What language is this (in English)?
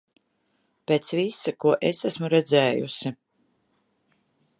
Latvian